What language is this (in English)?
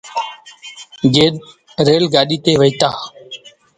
Sindhi Bhil